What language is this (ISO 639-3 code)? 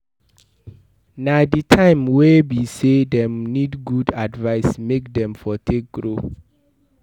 pcm